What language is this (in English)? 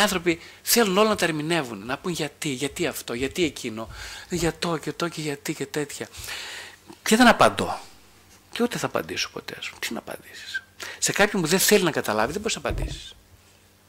Greek